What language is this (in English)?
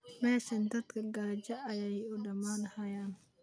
Somali